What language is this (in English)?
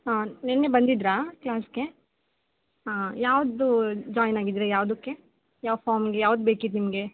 Kannada